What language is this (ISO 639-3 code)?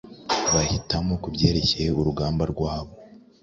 kin